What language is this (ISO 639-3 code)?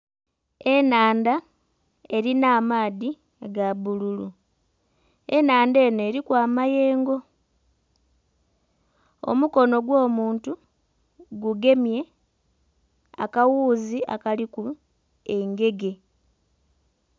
xog